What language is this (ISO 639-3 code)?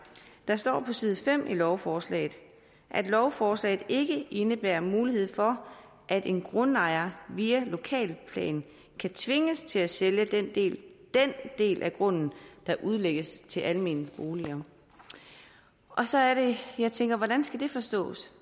dan